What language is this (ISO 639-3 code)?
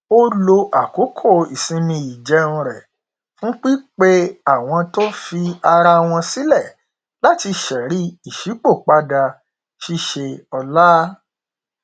yor